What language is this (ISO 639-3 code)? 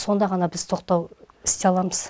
kaz